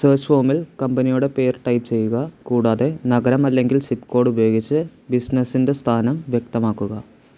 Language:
Malayalam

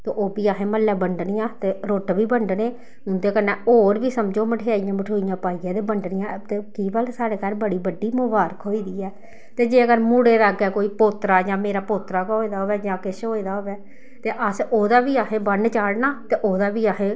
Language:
Dogri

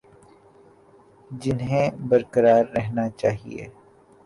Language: Urdu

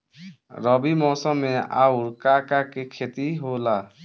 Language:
Bhojpuri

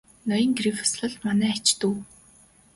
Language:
Mongolian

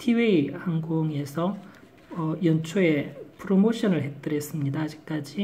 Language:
Korean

